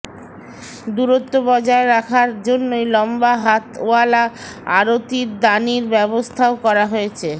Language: Bangla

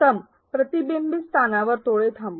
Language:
Marathi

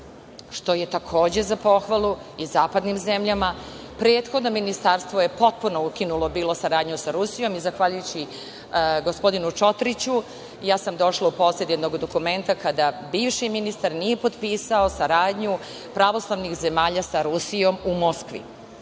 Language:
Serbian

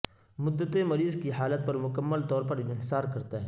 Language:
Urdu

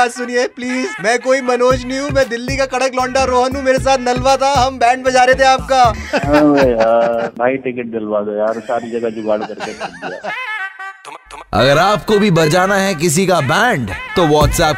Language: Hindi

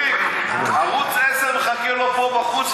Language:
Hebrew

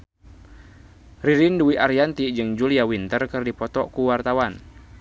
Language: Sundanese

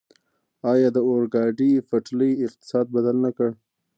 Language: Pashto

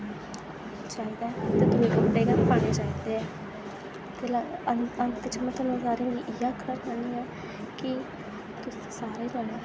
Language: Dogri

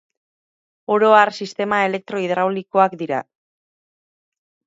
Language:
Basque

